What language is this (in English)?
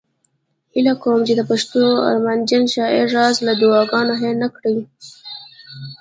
Pashto